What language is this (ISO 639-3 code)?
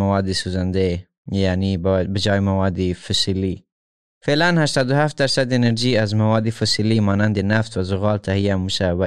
fas